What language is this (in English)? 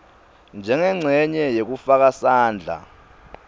Swati